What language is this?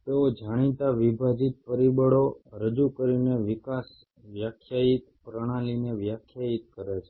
Gujarati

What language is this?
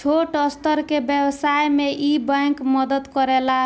Bhojpuri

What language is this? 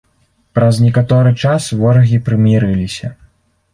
Belarusian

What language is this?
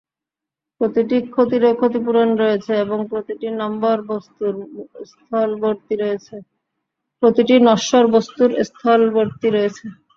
Bangla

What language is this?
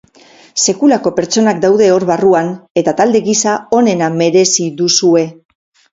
Basque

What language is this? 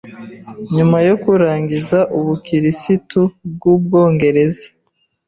Kinyarwanda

